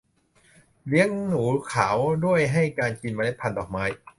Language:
Thai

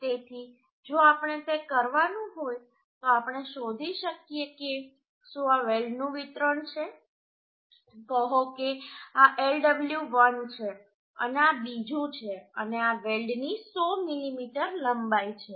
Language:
Gujarati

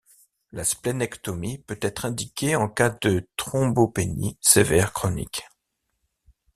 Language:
French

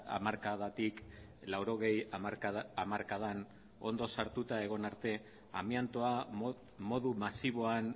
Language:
Basque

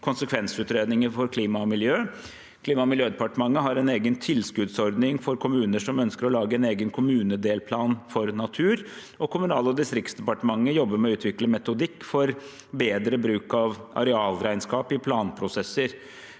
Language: Norwegian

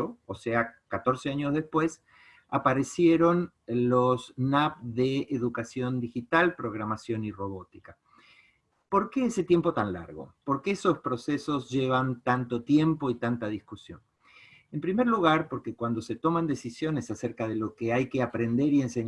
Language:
Spanish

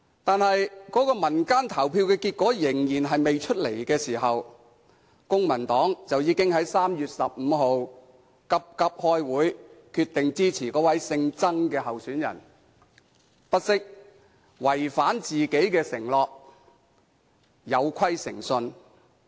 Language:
Cantonese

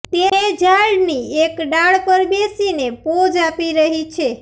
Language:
Gujarati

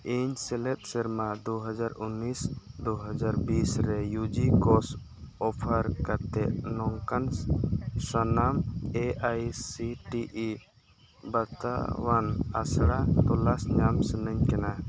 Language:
Santali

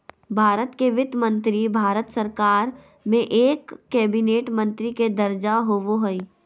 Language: Magahi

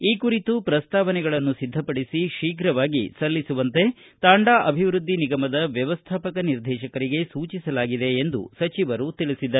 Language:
Kannada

